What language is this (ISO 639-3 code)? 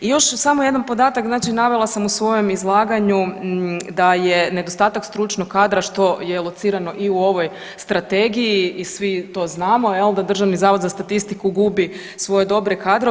hrv